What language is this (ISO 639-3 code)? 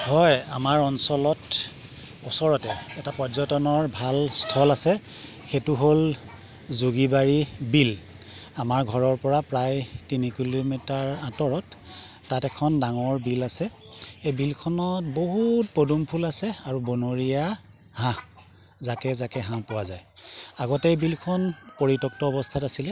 asm